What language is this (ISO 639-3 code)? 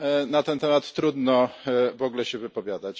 pol